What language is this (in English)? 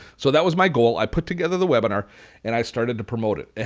English